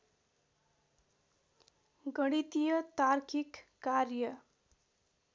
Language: Nepali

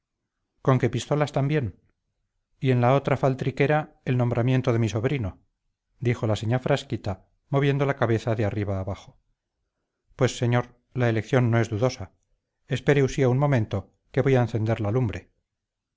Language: Spanish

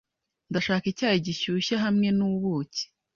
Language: Kinyarwanda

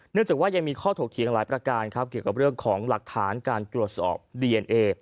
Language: Thai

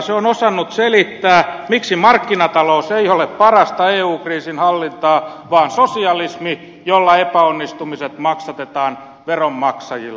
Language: Finnish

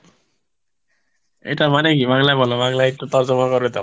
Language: Bangla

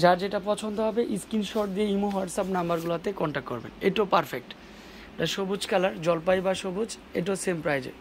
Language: Bangla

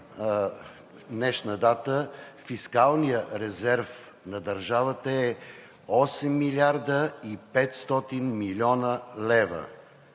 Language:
Bulgarian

